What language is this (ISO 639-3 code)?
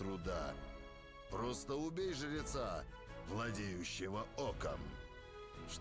rus